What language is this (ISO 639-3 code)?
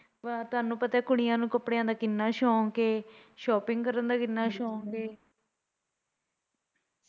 pan